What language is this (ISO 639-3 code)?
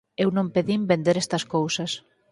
glg